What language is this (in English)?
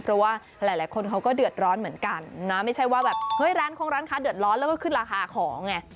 Thai